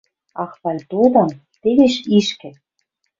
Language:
Western Mari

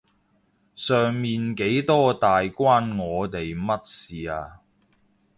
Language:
Cantonese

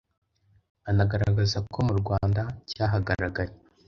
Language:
Kinyarwanda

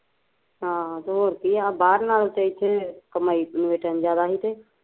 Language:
Punjabi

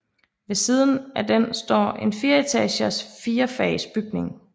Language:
Danish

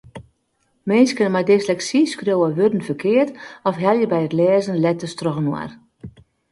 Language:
Western Frisian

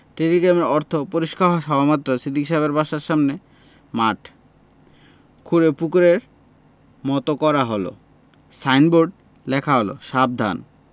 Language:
Bangla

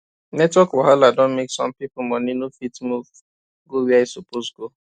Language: Nigerian Pidgin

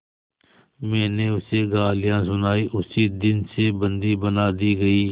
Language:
Hindi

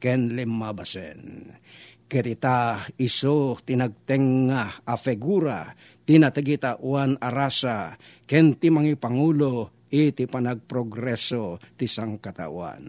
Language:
Filipino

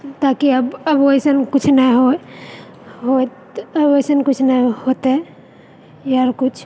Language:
Maithili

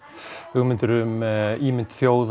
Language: Icelandic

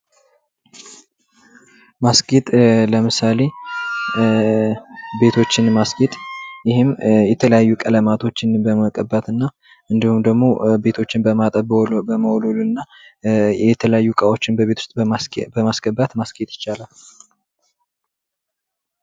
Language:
Amharic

